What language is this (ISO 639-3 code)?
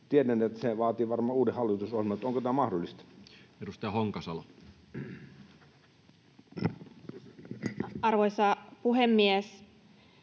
fin